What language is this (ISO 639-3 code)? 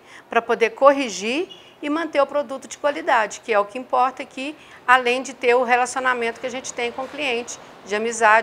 por